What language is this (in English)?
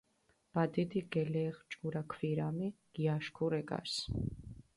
Mingrelian